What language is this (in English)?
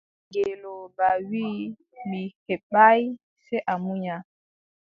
Adamawa Fulfulde